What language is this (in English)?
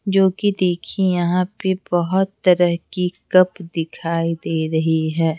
Hindi